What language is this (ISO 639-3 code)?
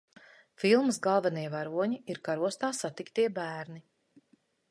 lav